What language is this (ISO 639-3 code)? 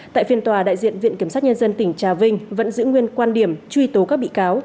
vie